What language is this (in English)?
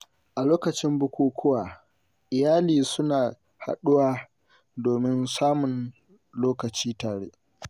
Hausa